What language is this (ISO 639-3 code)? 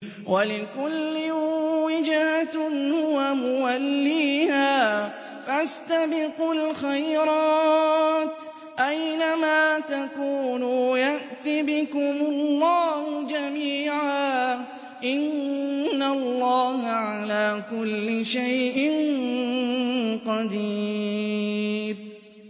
ara